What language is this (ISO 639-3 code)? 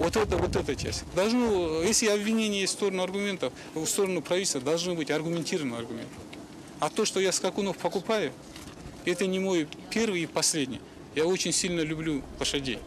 tur